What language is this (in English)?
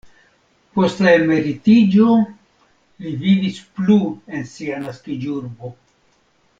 Esperanto